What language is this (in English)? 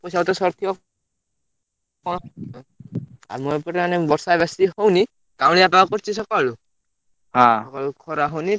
Odia